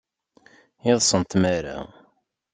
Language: Kabyle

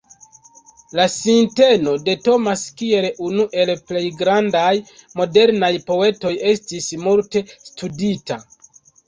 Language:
Esperanto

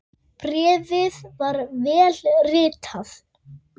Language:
Icelandic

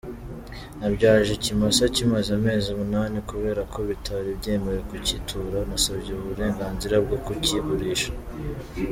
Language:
Kinyarwanda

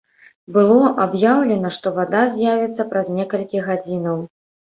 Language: Belarusian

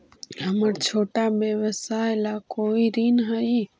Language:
Magahi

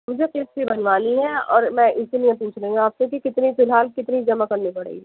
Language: Urdu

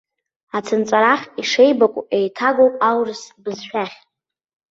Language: Abkhazian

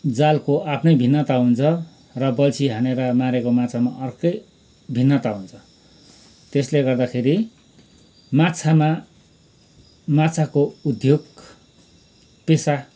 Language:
Nepali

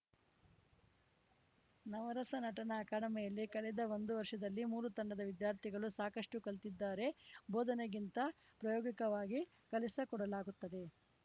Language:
Kannada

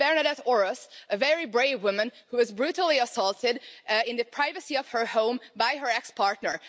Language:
English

